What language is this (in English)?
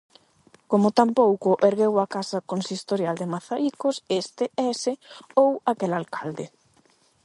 Galician